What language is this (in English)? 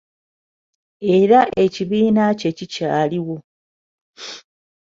Ganda